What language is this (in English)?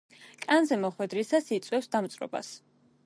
Georgian